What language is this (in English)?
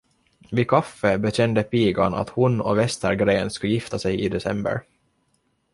Swedish